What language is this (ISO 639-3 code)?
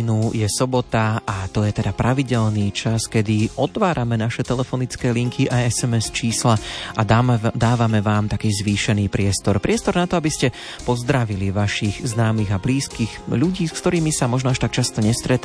slk